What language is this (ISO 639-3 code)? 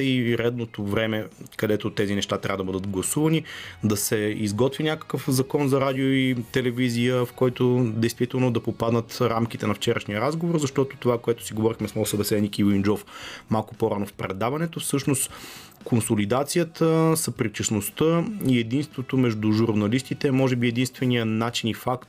bul